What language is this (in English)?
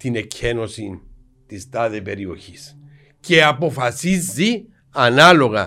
Greek